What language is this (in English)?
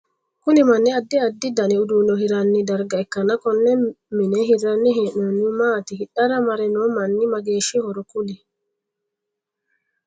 Sidamo